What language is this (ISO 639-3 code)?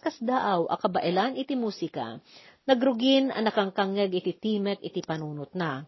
fil